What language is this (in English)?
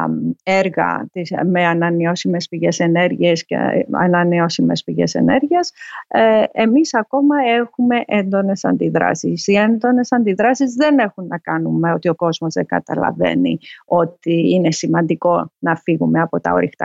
Greek